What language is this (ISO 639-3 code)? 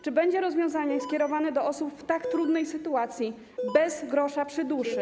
pol